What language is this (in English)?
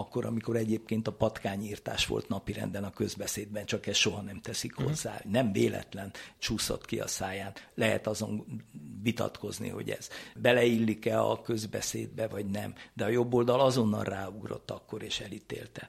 Hungarian